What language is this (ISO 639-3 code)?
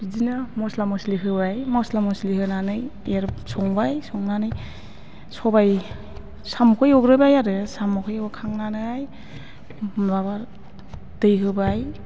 brx